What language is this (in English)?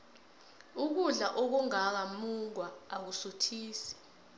South Ndebele